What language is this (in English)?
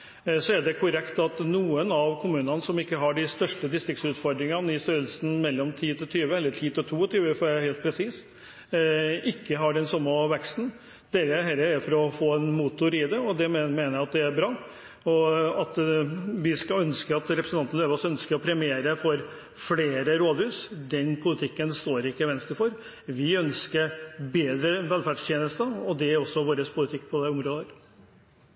Norwegian Bokmål